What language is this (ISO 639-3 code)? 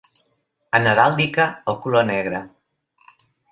cat